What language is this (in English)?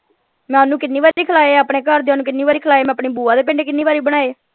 Punjabi